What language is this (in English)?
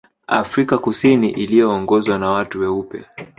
Swahili